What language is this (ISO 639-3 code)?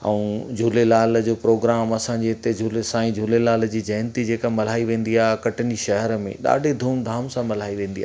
snd